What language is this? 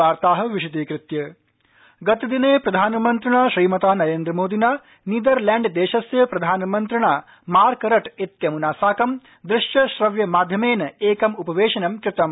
Sanskrit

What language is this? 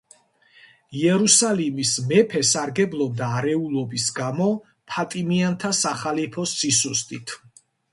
Georgian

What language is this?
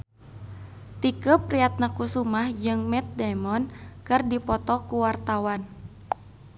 Sundanese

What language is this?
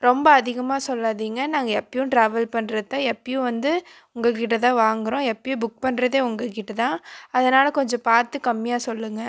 Tamil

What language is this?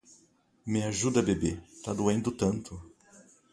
Portuguese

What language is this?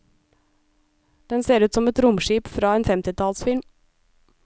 Norwegian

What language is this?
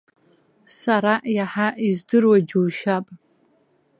Abkhazian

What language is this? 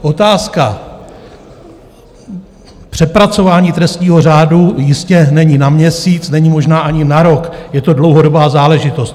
Czech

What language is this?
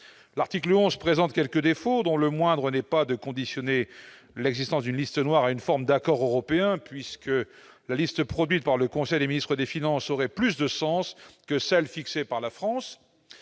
French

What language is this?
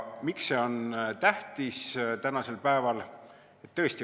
Estonian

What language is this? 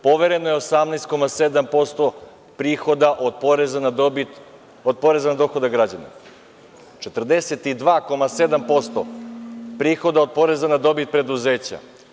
Serbian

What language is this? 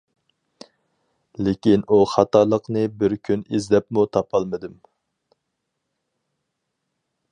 Uyghur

